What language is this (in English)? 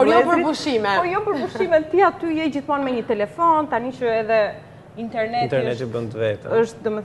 Ukrainian